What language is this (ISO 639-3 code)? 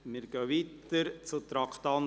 gsw